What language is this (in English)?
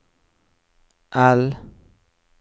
Norwegian